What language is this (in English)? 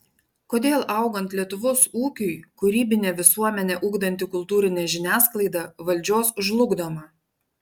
Lithuanian